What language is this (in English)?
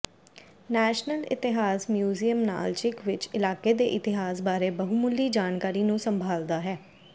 Punjabi